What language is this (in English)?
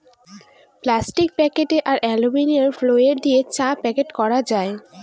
Bangla